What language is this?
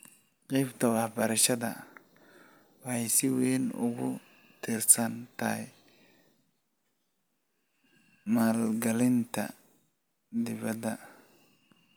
Somali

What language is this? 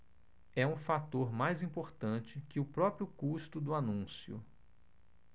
Portuguese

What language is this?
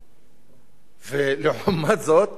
Hebrew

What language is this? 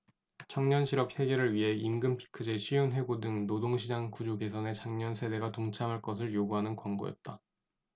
Korean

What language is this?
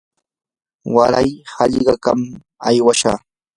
Yanahuanca Pasco Quechua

